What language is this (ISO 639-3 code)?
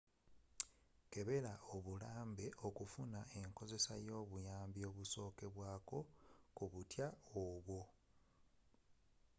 lug